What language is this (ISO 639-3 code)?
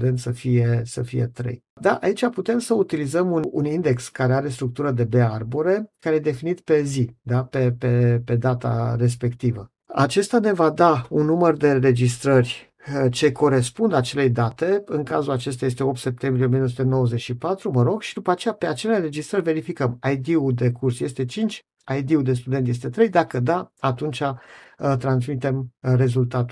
ron